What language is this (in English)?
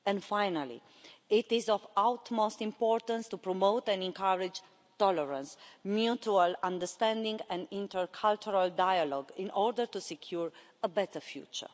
English